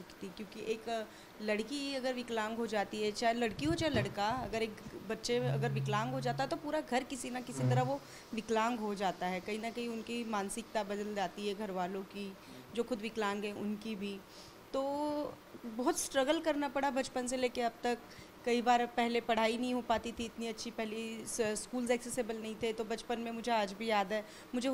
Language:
Hindi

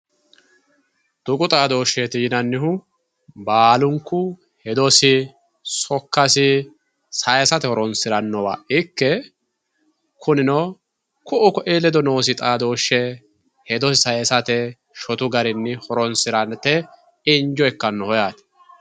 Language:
Sidamo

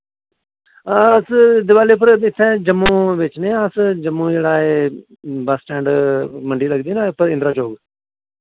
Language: Dogri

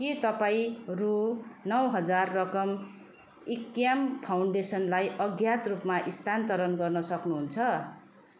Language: Nepali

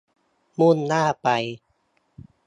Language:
Thai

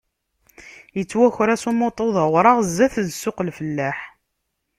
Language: Kabyle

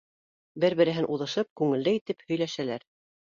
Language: Bashkir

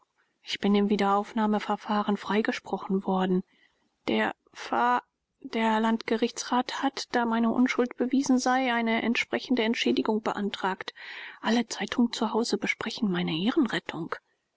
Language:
German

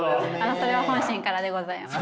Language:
Japanese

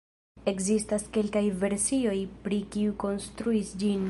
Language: Esperanto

